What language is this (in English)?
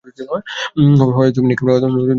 Bangla